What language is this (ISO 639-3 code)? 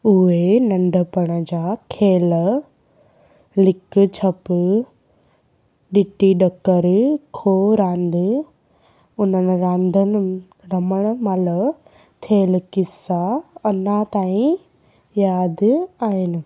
snd